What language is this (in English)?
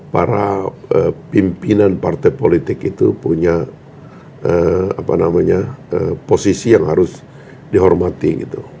Indonesian